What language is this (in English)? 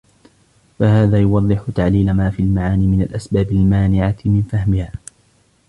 Arabic